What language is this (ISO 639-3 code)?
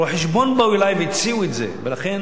heb